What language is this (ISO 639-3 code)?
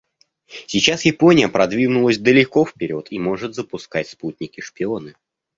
rus